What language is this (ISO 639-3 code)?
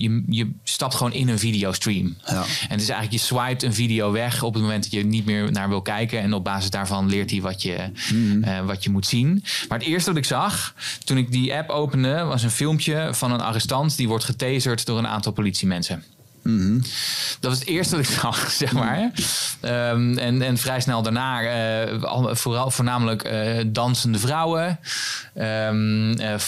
nld